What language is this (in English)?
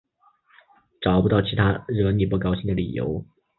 Chinese